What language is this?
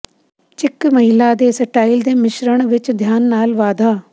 Punjabi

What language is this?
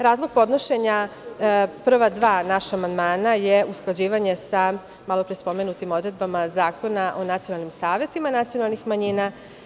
Serbian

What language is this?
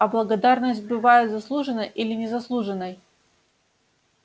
Russian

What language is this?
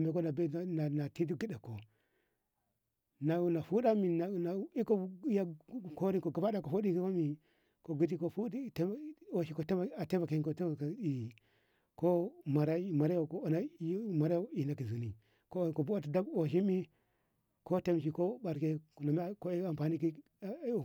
Ngamo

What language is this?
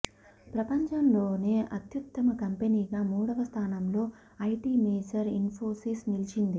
Telugu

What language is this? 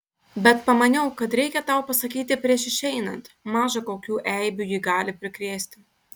Lithuanian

